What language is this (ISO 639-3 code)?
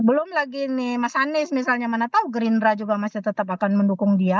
ind